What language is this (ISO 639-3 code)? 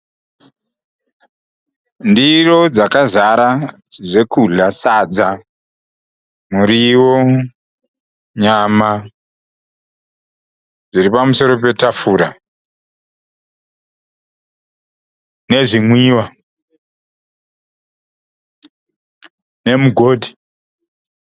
sna